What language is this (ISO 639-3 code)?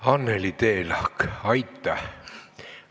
est